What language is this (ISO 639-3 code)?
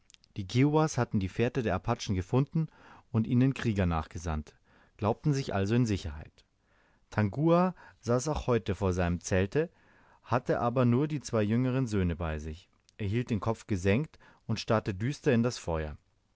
deu